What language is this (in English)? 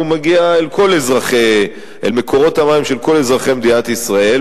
Hebrew